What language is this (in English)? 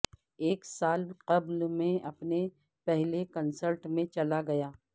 Urdu